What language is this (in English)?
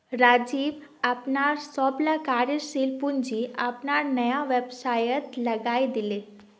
Magahi